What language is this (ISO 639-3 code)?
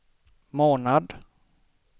swe